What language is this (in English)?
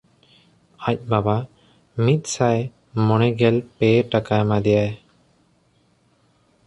Santali